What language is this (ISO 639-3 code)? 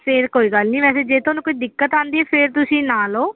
pan